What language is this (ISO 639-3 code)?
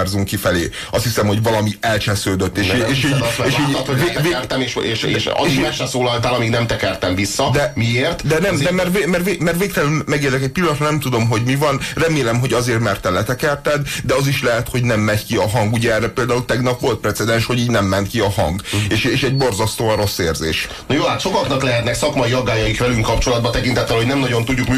hun